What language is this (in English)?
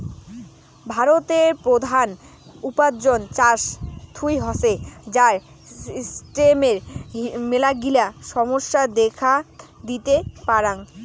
Bangla